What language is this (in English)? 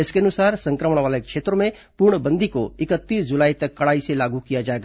Hindi